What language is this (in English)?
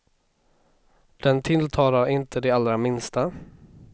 Swedish